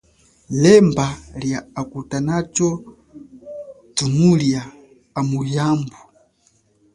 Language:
Chokwe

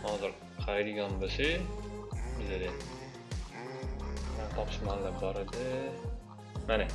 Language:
Turkish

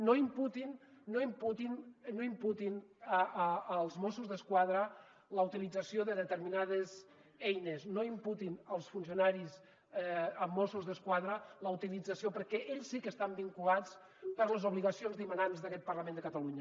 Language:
Catalan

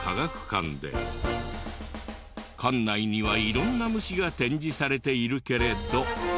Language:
Japanese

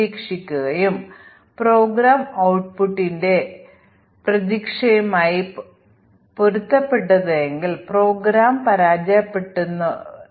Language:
Malayalam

